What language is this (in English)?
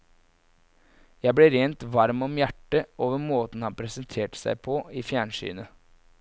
Norwegian